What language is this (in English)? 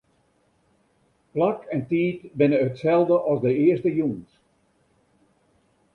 Western Frisian